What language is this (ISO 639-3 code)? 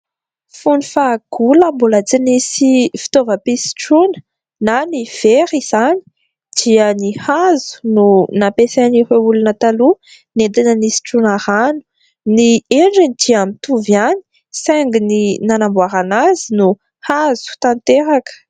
mlg